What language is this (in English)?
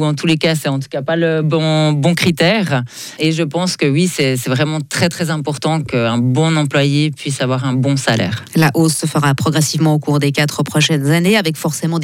French